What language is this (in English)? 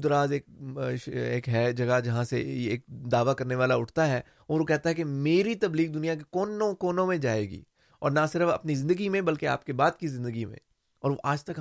Urdu